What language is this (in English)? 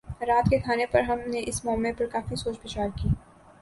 Urdu